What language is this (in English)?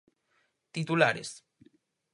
Galician